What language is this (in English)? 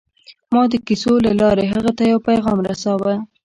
Pashto